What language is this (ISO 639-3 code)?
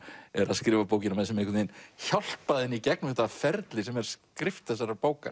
isl